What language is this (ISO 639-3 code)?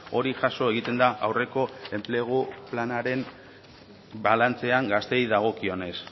eus